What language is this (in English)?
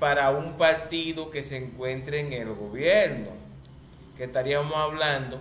Spanish